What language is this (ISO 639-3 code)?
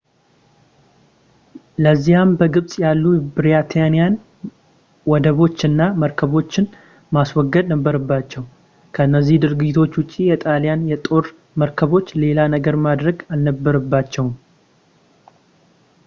amh